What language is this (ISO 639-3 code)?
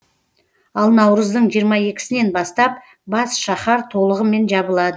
kaz